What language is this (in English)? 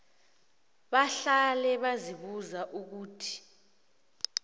South Ndebele